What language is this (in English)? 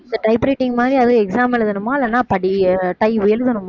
Tamil